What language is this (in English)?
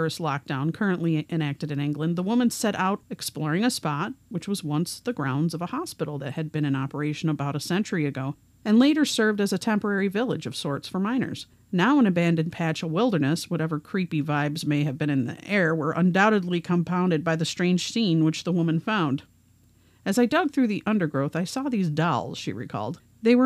English